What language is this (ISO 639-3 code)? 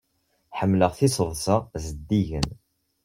kab